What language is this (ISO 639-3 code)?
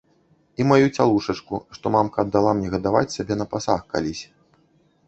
bel